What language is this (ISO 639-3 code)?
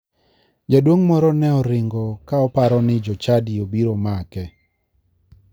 luo